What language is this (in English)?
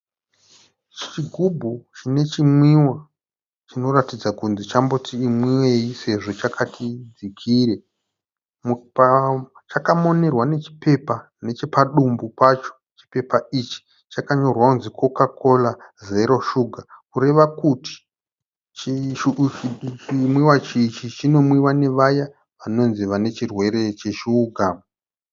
Shona